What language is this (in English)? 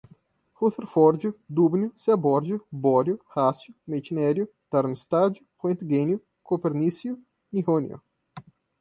Portuguese